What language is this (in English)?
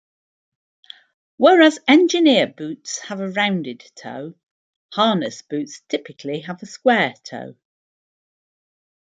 English